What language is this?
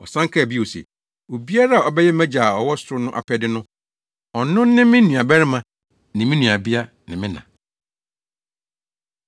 Akan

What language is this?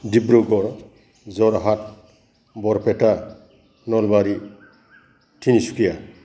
Bodo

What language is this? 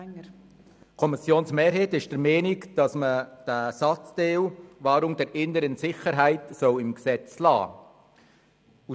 Swiss German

